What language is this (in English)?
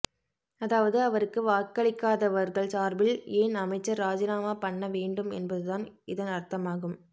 Tamil